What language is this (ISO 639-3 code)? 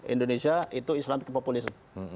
ind